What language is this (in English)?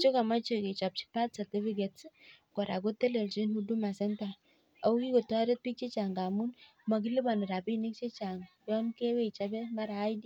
Kalenjin